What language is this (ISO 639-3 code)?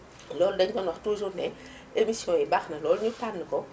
wol